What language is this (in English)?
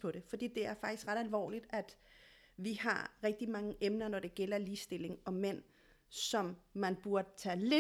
Danish